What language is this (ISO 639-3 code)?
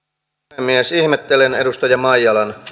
fin